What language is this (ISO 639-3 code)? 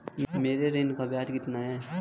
hin